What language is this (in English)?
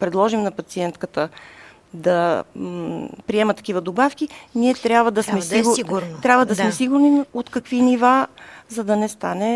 Bulgarian